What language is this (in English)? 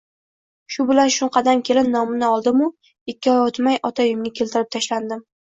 Uzbek